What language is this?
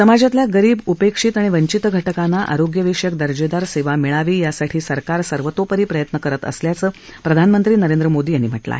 Marathi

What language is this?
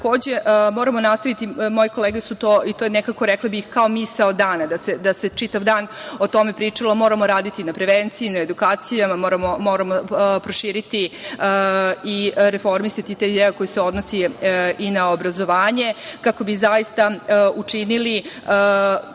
Serbian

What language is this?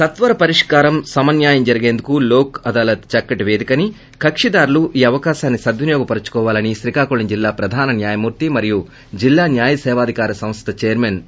Telugu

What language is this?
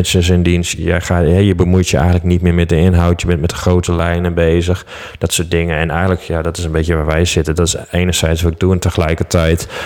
Dutch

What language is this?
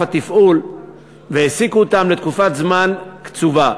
Hebrew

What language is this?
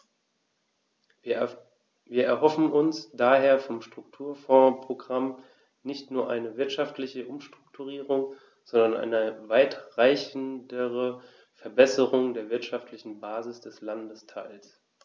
German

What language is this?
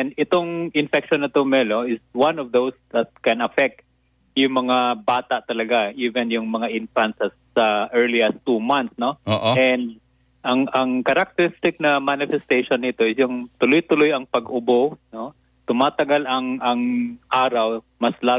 Filipino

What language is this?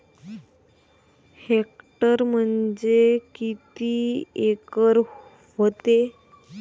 Marathi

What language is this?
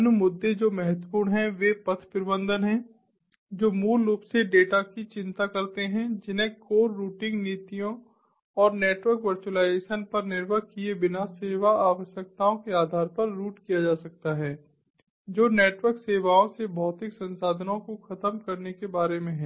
Hindi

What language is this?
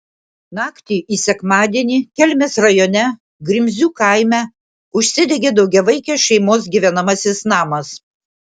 Lithuanian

